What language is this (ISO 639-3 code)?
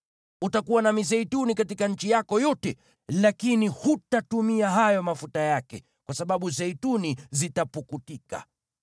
swa